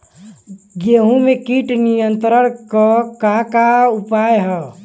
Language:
Bhojpuri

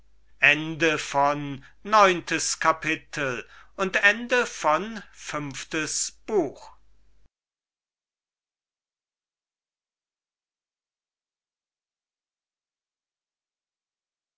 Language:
German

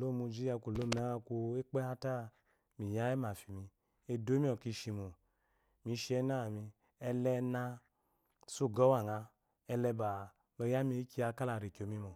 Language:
Eloyi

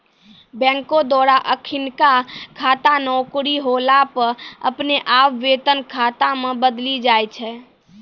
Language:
Maithili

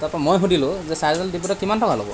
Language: Assamese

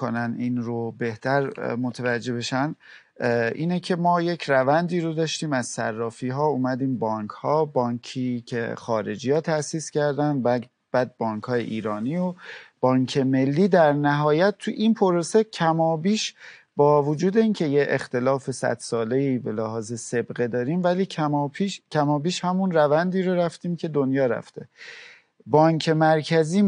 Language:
Persian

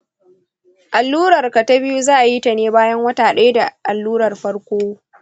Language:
Hausa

